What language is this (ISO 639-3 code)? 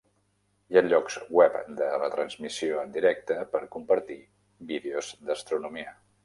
cat